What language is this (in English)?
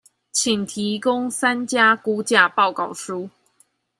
Chinese